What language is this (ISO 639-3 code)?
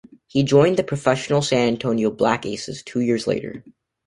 eng